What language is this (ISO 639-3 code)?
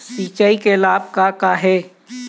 hne